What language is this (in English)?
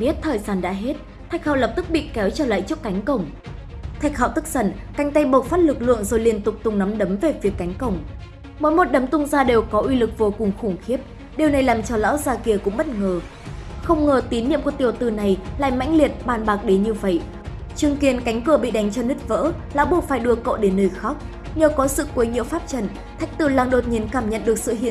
Vietnamese